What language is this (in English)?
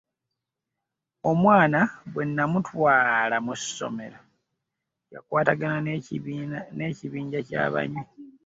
Ganda